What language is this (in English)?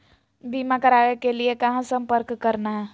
Magahi